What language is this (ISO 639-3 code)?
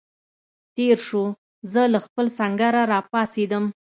pus